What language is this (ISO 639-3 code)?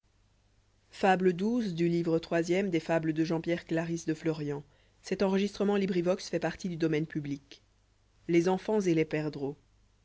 fra